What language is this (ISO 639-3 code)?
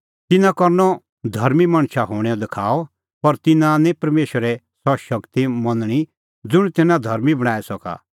kfx